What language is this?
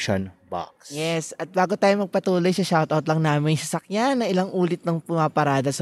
Filipino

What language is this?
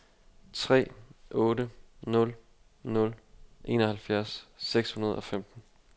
Danish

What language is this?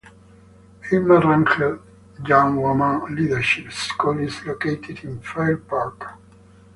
English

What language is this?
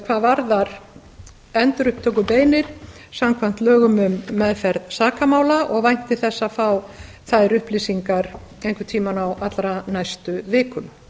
Icelandic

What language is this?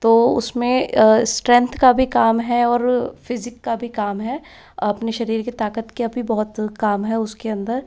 Hindi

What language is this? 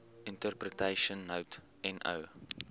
Afrikaans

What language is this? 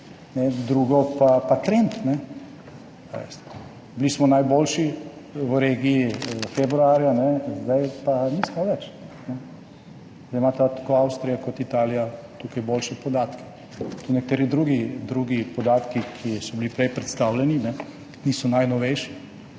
Slovenian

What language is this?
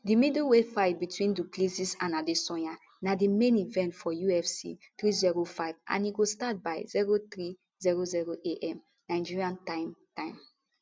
Nigerian Pidgin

